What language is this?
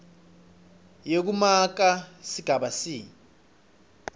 Swati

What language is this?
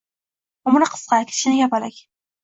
Uzbek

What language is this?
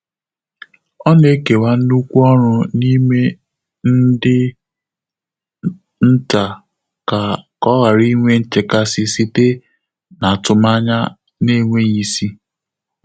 Igbo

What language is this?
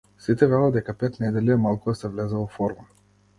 Macedonian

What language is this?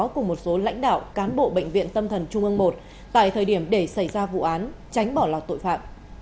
Vietnamese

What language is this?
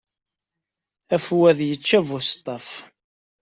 Kabyle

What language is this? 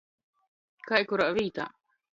Latgalian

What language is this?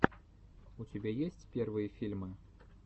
Russian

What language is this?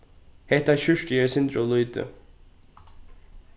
Faroese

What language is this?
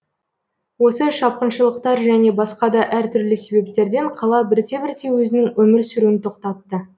Kazakh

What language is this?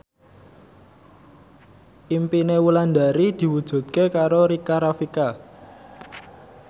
Javanese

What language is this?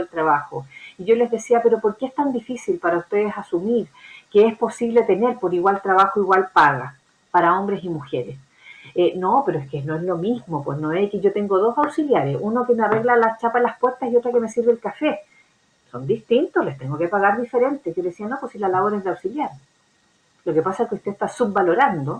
Spanish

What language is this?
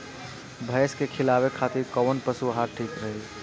Bhojpuri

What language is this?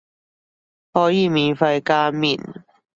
Cantonese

